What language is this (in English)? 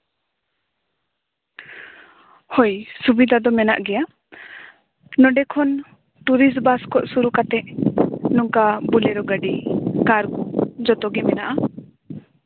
Santali